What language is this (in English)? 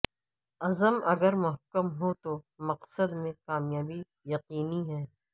Urdu